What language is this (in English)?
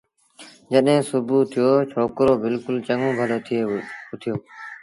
Sindhi Bhil